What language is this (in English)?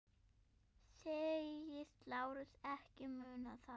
Icelandic